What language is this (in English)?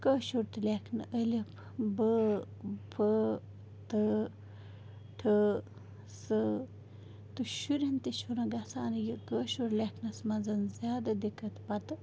Kashmiri